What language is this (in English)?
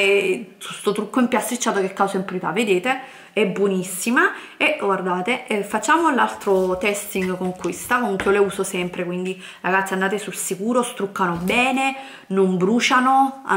Italian